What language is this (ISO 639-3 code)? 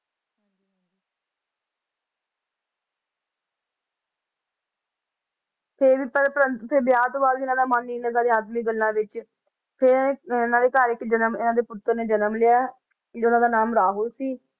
pan